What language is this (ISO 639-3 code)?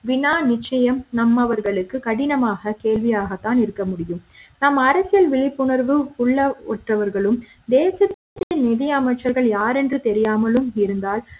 tam